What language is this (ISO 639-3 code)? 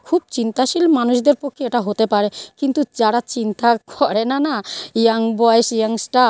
ben